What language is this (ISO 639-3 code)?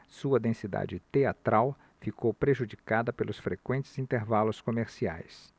por